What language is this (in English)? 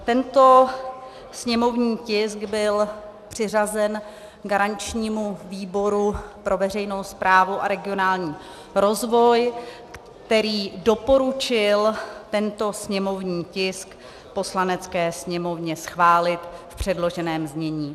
Czech